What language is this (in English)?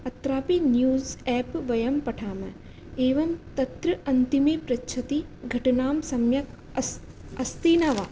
Sanskrit